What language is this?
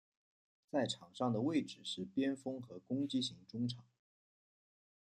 Chinese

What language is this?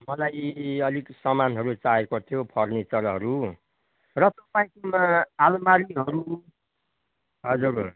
Nepali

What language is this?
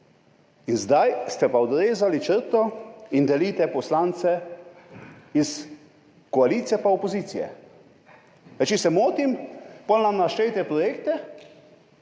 Slovenian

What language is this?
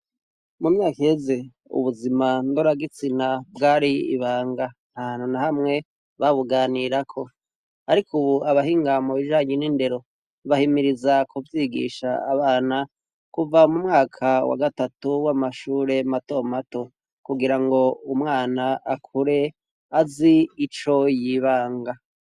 Rundi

